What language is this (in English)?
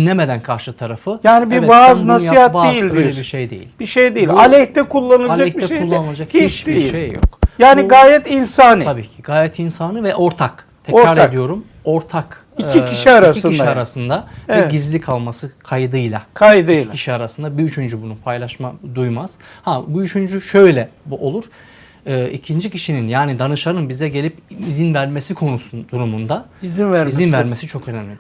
Turkish